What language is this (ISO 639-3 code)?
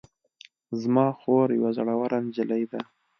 pus